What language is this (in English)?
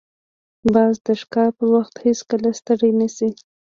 Pashto